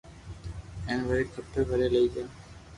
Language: Loarki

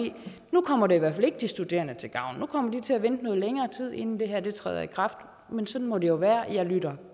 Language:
Danish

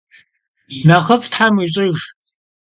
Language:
Kabardian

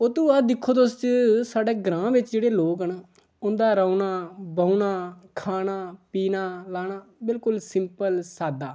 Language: Dogri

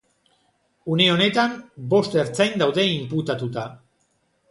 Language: Basque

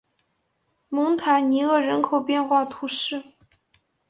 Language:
Chinese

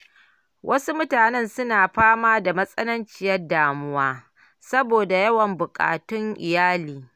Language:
Hausa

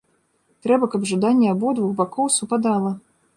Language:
Belarusian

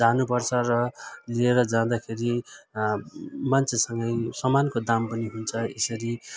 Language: Nepali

